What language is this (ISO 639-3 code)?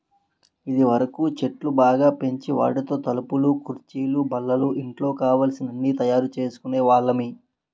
tel